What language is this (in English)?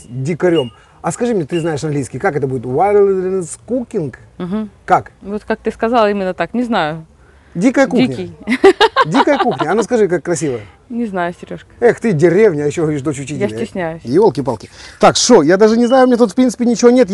Russian